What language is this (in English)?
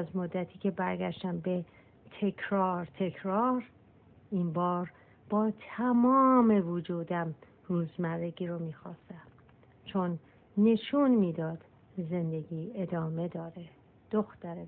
Persian